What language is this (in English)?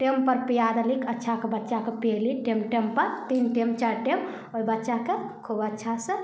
Maithili